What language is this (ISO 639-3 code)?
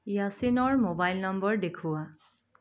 asm